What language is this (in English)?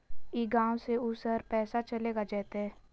Magahi